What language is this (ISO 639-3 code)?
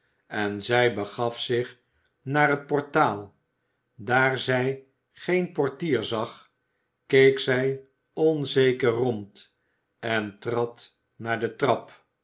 nld